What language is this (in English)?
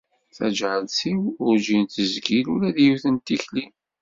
Kabyle